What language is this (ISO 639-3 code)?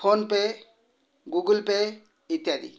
ori